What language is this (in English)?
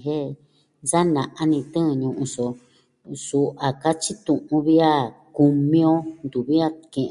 Southwestern Tlaxiaco Mixtec